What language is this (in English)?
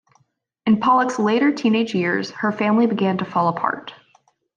English